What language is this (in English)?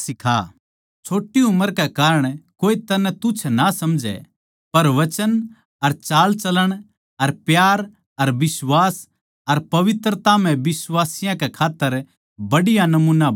Haryanvi